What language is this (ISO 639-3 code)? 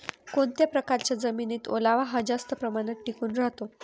mar